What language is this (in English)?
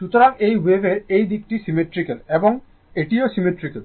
Bangla